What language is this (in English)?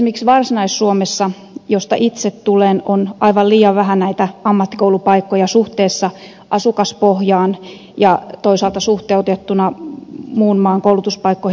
Finnish